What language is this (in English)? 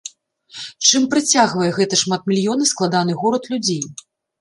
Belarusian